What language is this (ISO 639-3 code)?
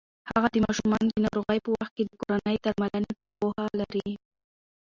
pus